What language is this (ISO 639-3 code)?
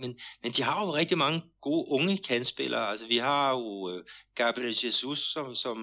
dan